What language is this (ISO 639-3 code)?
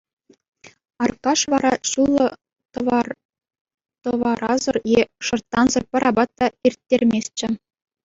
chv